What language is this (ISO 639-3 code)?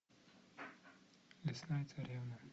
rus